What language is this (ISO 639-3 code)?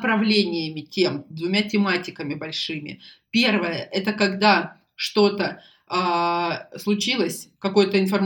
rus